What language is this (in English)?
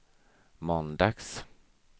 Swedish